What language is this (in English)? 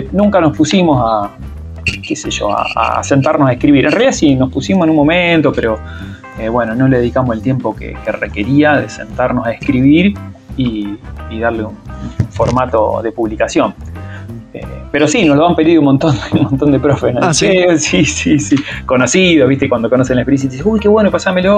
Spanish